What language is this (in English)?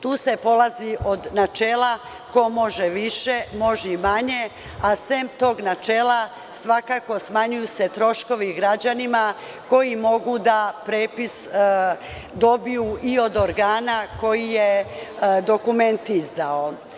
Serbian